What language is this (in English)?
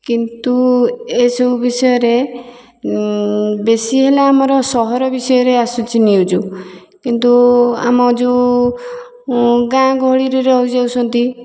Odia